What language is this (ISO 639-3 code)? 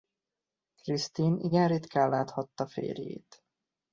hun